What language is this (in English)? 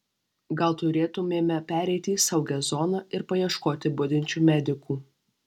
Lithuanian